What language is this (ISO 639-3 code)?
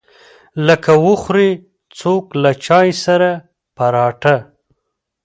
pus